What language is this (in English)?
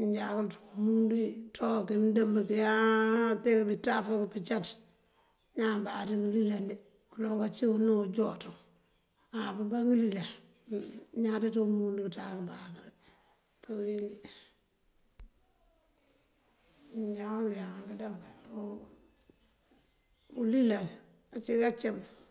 Mandjak